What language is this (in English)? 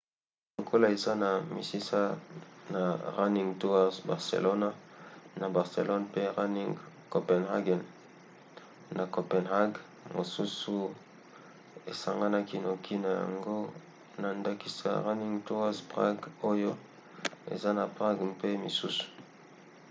Lingala